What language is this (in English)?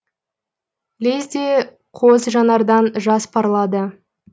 Kazakh